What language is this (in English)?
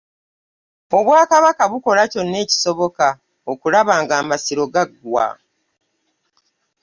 Ganda